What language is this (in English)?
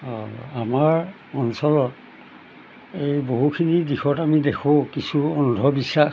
Assamese